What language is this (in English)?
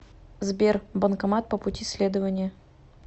Russian